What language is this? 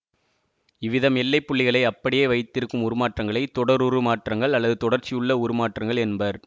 Tamil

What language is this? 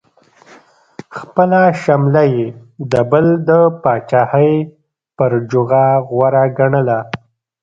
Pashto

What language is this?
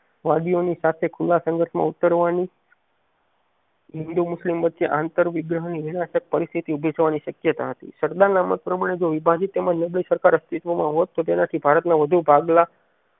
Gujarati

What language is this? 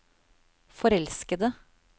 Norwegian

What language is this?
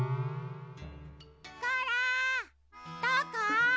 Japanese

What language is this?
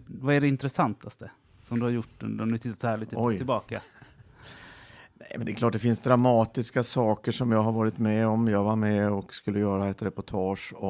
Swedish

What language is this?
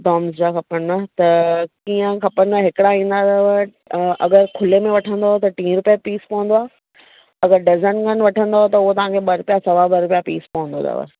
Sindhi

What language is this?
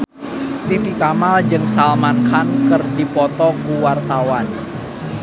Sundanese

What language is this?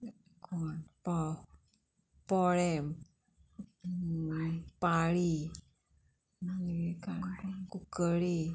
Konkani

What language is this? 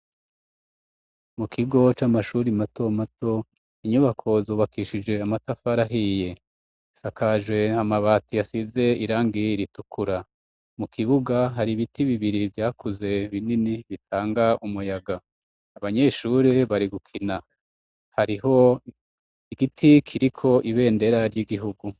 Rundi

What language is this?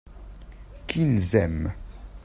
French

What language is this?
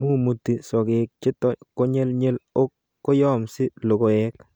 Kalenjin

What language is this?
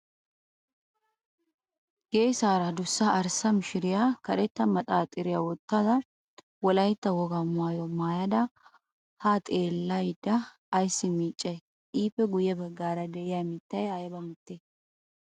Wolaytta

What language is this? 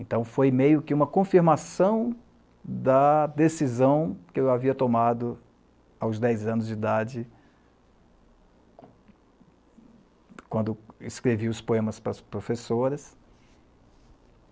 Portuguese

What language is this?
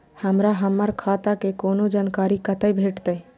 Maithili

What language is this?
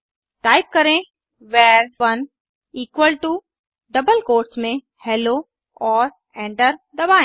Hindi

